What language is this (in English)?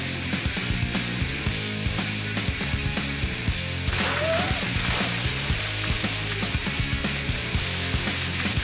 Icelandic